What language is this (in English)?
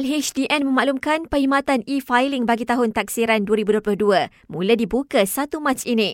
Malay